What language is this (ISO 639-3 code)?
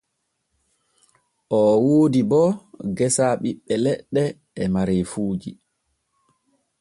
fue